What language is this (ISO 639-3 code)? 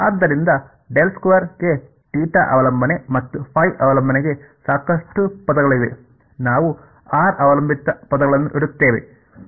kan